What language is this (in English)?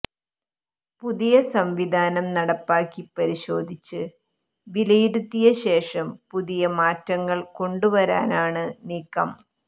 Malayalam